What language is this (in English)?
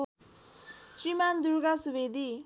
Nepali